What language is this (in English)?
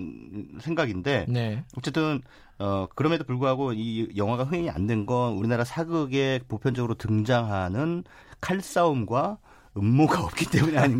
Korean